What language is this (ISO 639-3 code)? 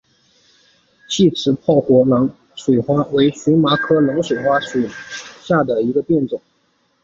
zho